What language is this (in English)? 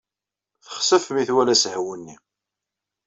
Kabyle